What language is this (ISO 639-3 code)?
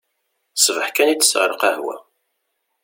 kab